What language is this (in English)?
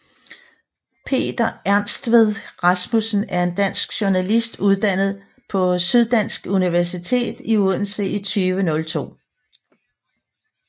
Danish